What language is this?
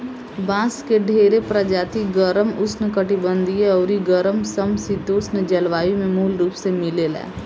Bhojpuri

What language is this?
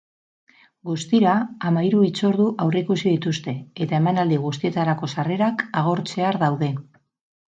Basque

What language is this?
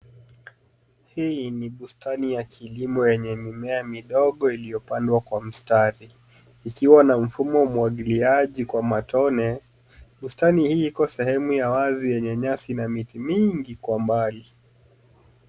Swahili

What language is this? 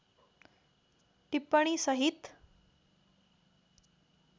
Nepali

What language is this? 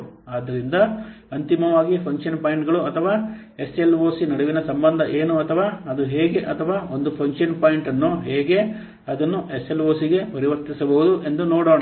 Kannada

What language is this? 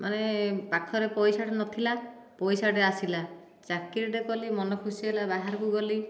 Odia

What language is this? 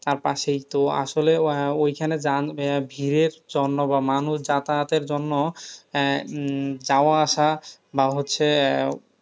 Bangla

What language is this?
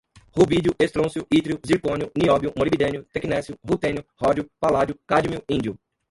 Portuguese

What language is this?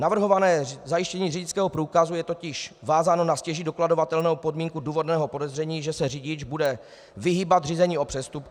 Czech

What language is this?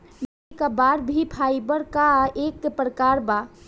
Bhojpuri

